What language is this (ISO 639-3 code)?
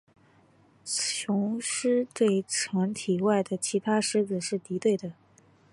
zho